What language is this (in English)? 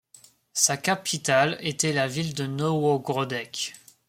French